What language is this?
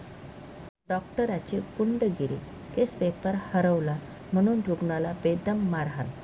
Marathi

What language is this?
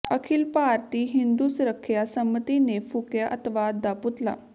Punjabi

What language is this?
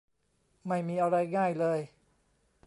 Thai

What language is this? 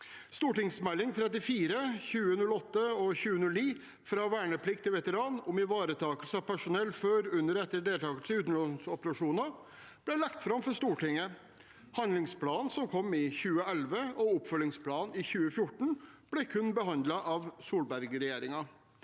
Norwegian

